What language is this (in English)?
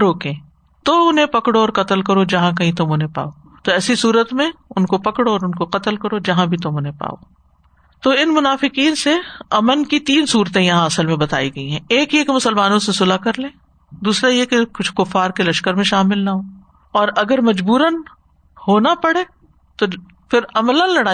Urdu